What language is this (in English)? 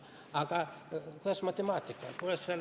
Estonian